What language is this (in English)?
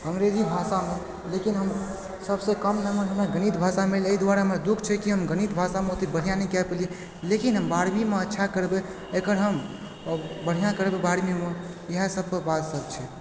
Maithili